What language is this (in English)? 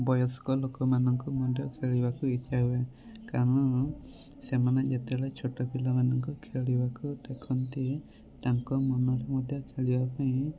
Odia